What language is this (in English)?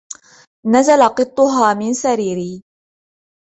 Arabic